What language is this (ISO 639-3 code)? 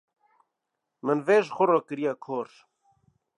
kur